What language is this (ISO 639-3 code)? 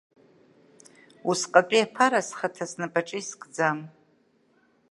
abk